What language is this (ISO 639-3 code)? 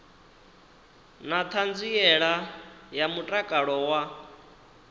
ven